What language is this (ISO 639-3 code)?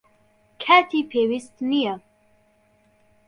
ckb